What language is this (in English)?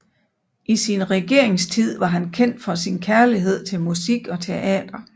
Danish